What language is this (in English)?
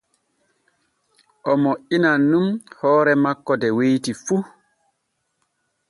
Borgu Fulfulde